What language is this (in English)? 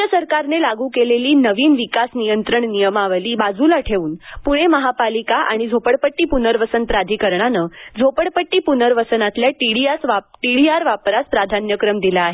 Marathi